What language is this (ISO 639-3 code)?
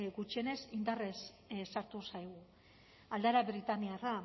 eus